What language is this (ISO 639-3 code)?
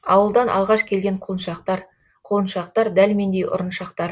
kaz